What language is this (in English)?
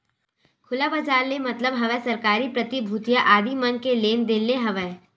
Chhattisgarhi